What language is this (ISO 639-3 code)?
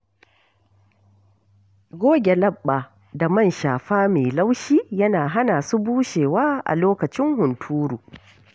hau